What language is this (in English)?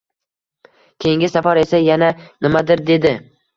Uzbek